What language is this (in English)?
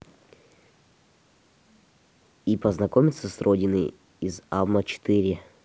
Russian